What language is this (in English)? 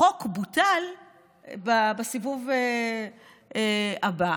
Hebrew